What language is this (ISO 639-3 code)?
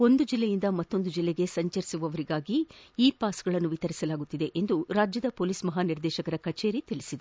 kan